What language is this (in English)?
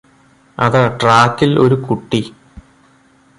Malayalam